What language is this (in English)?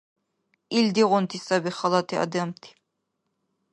Dargwa